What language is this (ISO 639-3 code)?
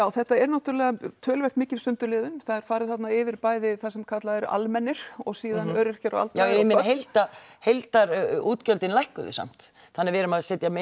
isl